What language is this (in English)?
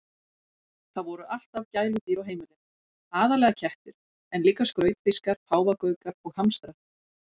Icelandic